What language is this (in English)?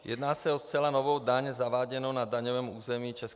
Czech